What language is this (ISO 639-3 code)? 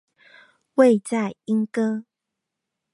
zho